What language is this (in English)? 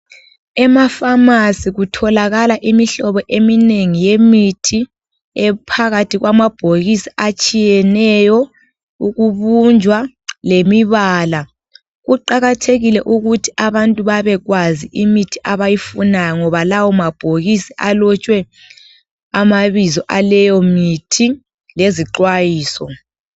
North Ndebele